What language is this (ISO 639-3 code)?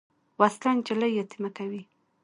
pus